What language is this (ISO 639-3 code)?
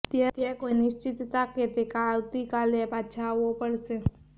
guj